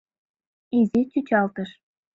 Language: Mari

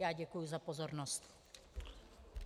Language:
Czech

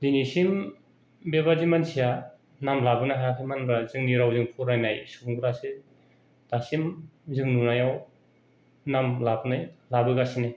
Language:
Bodo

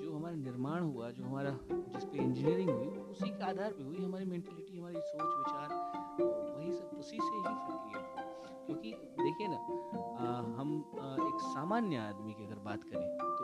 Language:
Hindi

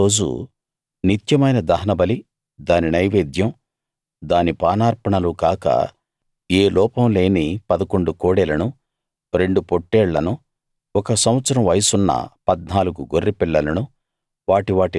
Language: Telugu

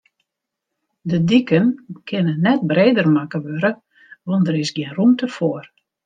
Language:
Western Frisian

